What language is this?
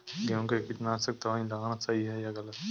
Hindi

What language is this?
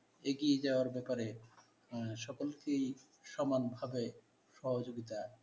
Bangla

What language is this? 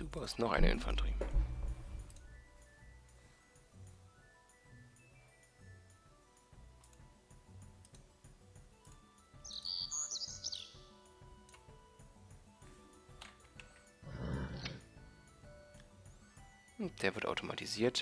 German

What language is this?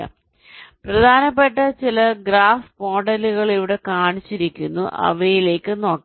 Malayalam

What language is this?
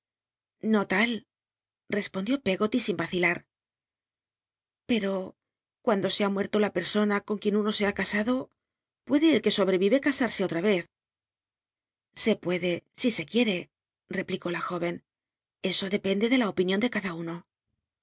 Spanish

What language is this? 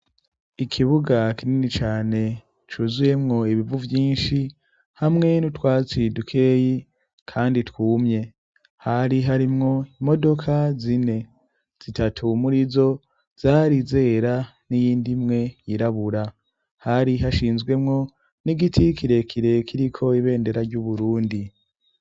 Rundi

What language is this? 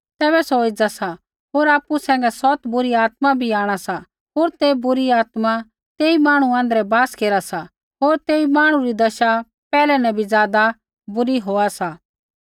Kullu Pahari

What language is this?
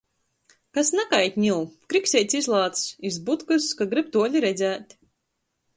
Latgalian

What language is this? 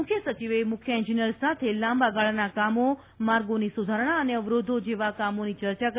Gujarati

